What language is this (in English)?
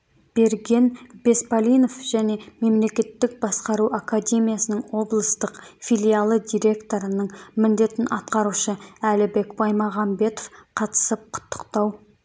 Kazakh